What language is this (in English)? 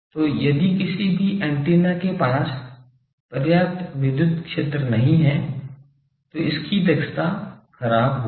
Hindi